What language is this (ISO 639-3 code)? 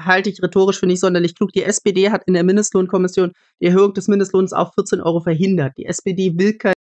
deu